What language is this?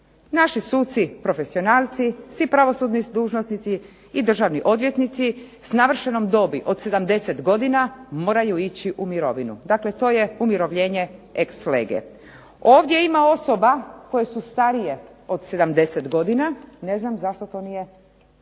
Croatian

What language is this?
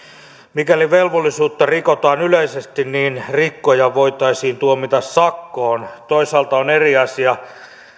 Finnish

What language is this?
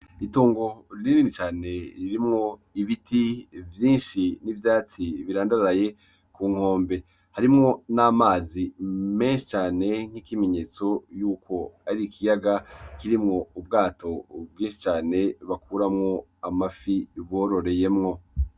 Rundi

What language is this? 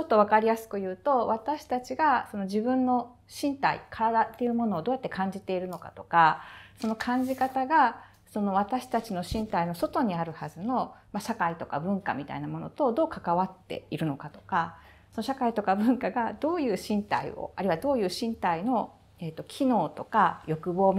Japanese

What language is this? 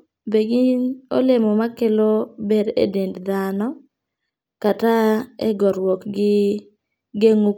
Luo (Kenya and Tanzania)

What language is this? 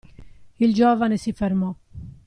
Italian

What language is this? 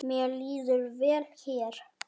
Icelandic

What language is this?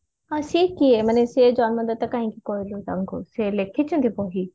Odia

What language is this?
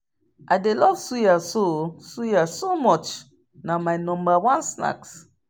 Nigerian Pidgin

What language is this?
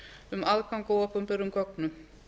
Icelandic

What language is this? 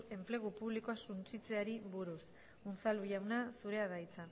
Basque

